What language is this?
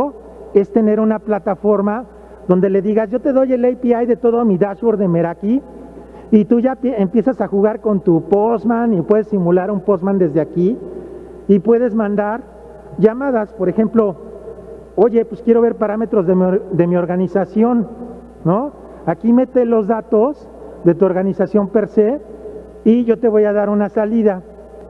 Spanish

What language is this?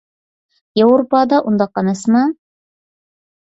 Uyghur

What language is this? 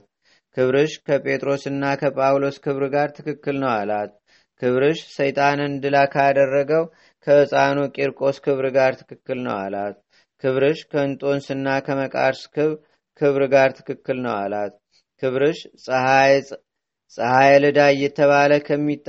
Amharic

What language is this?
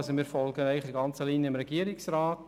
Swiss German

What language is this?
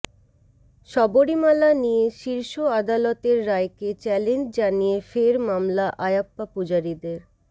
Bangla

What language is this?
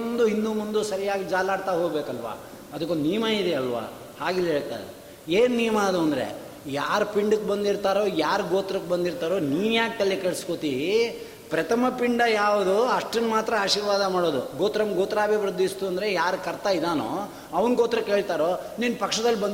Kannada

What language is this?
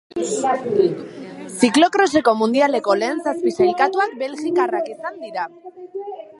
Basque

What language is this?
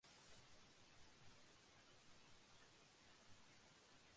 Bangla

